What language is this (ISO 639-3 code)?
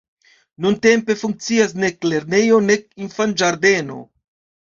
epo